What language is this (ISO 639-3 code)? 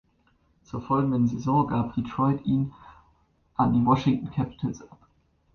deu